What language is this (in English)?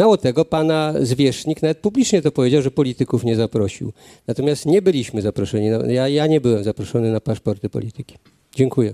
Polish